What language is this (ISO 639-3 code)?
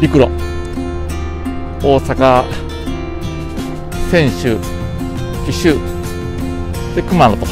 jpn